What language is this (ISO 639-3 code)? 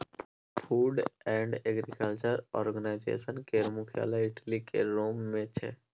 mai